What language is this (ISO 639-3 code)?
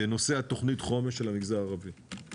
heb